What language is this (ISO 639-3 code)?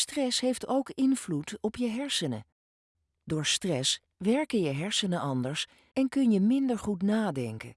nld